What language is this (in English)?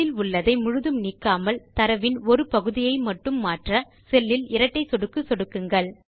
Tamil